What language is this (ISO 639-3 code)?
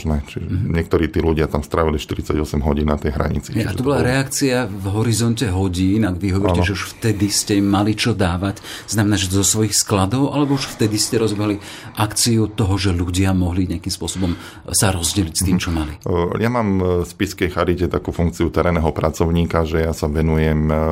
slk